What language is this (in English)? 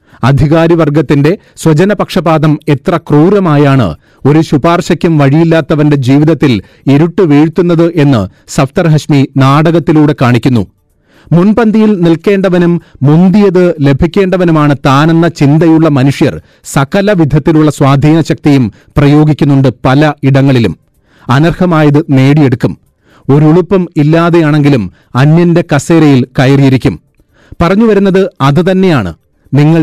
Malayalam